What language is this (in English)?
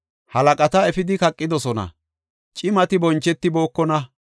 Gofa